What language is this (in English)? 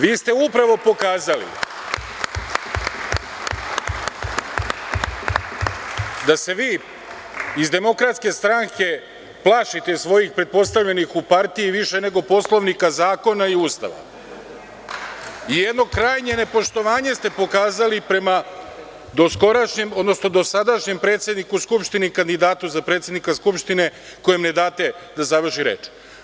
Serbian